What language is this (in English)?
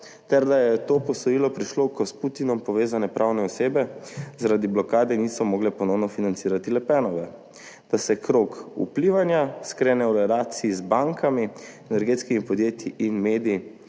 Slovenian